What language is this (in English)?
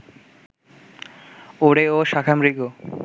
Bangla